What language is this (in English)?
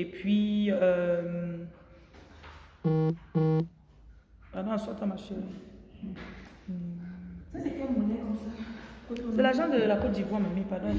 French